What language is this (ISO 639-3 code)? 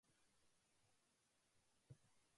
jpn